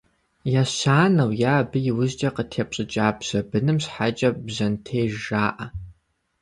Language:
Kabardian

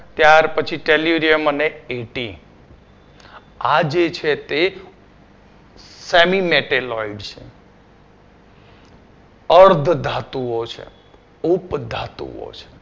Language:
Gujarati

